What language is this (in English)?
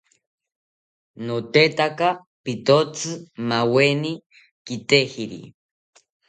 South Ucayali Ashéninka